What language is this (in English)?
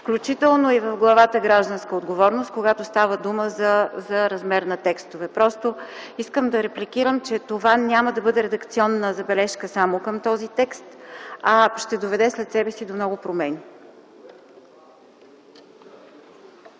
Bulgarian